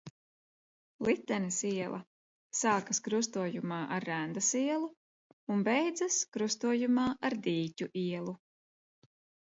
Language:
Latvian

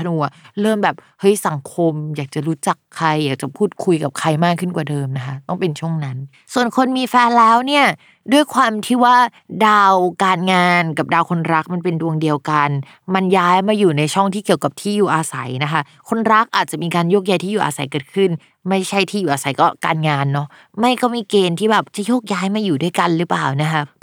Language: Thai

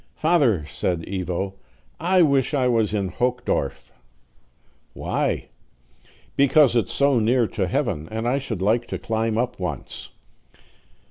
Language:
English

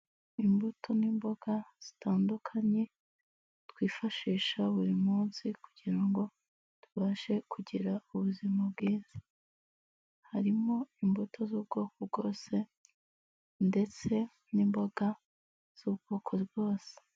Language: Kinyarwanda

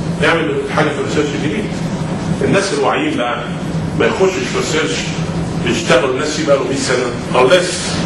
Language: Arabic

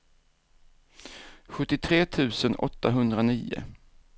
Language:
Swedish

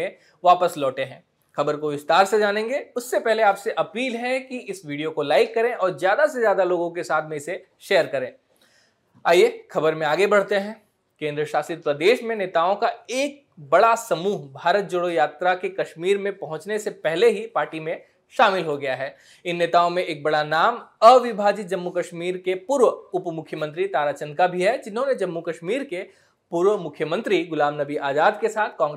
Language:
Hindi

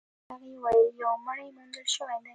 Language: Pashto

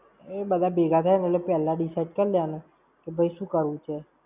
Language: Gujarati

